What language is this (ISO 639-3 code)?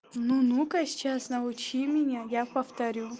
rus